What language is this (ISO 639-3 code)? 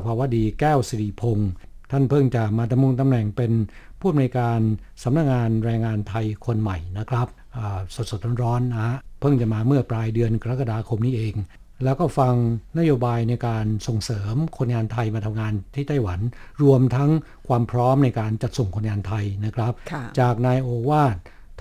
tha